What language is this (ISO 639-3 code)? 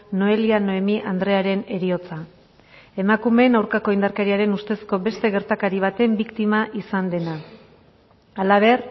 eus